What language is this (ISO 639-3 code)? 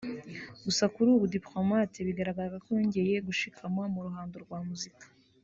kin